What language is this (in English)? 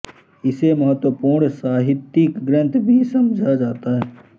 Hindi